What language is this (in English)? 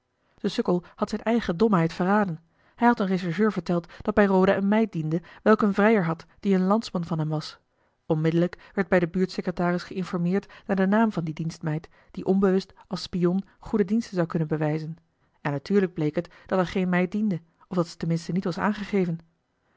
Dutch